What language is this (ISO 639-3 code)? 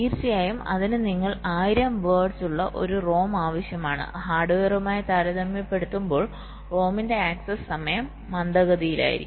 mal